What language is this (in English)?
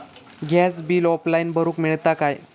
Marathi